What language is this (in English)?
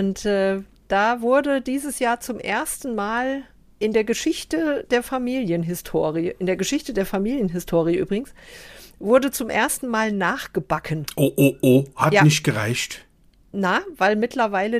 German